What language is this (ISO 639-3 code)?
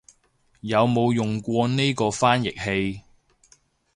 yue